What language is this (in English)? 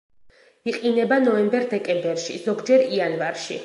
Georgian